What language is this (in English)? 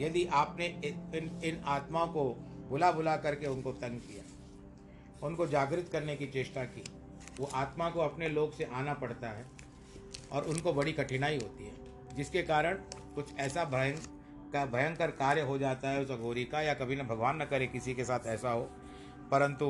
Hindi